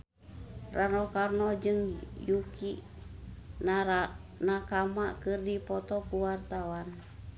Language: Sundanese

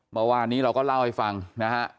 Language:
Thai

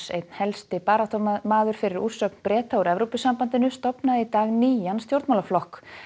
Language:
Icelandic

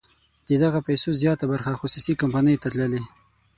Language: Pashto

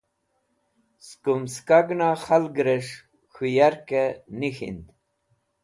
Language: Wakhi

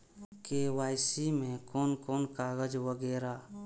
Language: Maithili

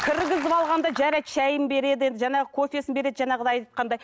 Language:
Kazakh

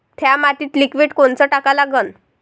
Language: Marathi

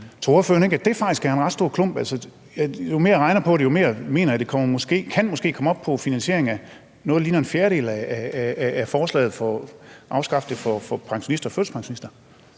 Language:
Danish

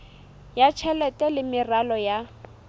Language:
Southern Sotho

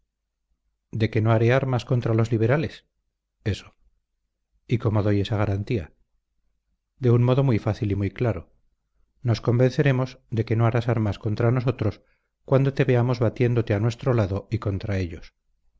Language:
Spanish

